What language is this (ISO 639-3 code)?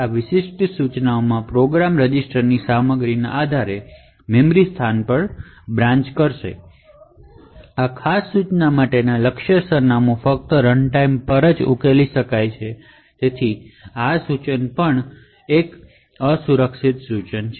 guj